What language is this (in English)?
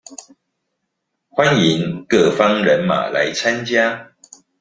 Chinese